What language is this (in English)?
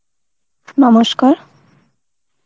Bangla